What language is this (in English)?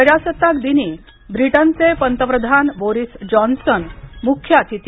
Marathi